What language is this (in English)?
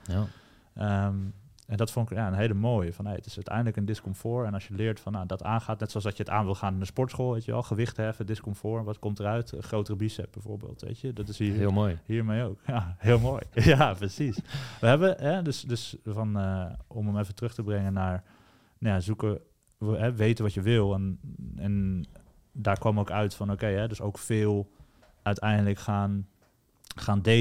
Dutch